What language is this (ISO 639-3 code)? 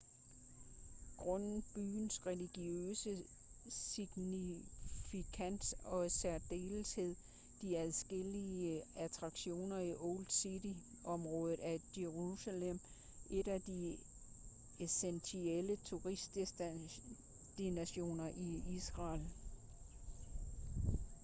dan